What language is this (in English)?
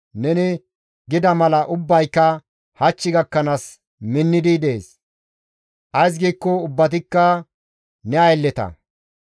Gamo